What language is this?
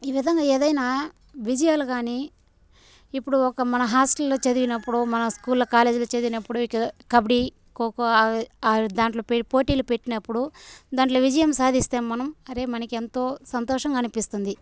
Telugu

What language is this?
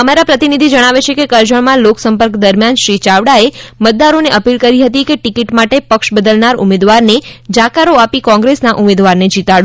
Gujarati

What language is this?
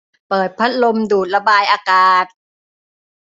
Thai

